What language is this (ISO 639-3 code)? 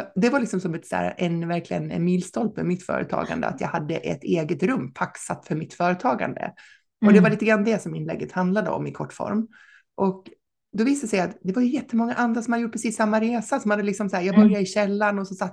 swe